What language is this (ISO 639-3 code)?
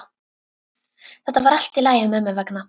isl